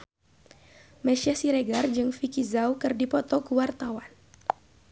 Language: Sundanese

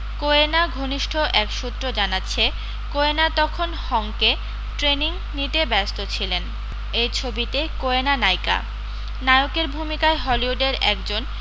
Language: Bangla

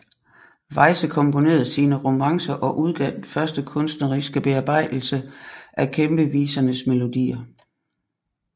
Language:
Danish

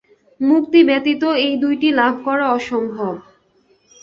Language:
Bangla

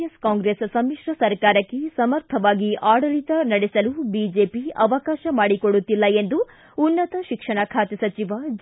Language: Kannada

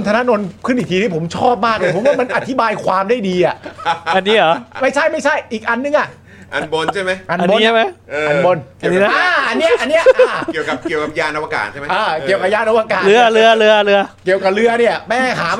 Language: Thai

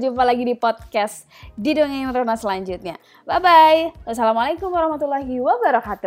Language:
Indonesian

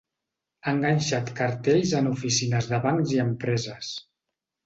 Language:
Catalan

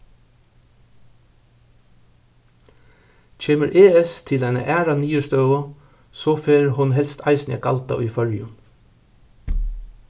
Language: Faroese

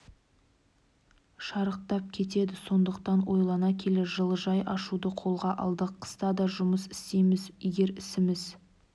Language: Kazakh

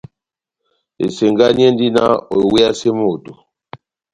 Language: Batanga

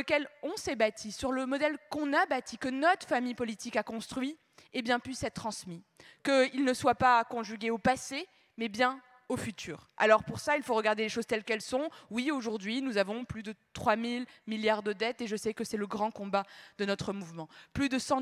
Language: French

